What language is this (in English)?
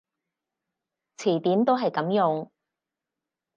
Cantonese